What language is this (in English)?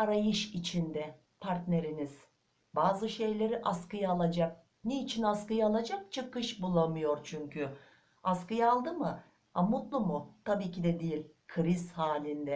Turkish